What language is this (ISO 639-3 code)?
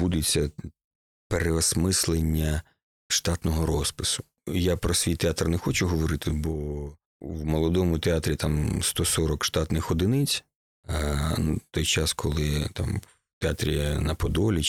ukr